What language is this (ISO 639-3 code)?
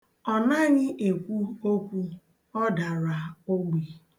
ibo